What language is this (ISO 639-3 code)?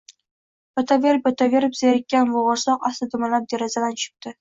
uzb